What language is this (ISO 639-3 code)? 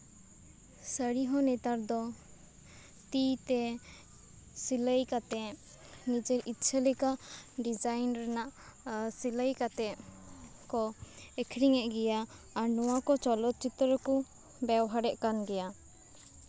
sat